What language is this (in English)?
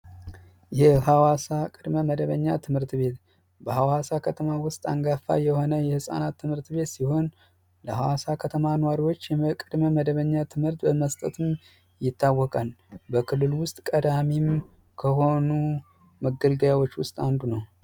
Amharic